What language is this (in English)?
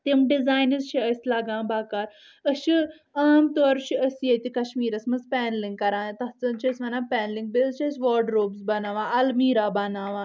Kashmiri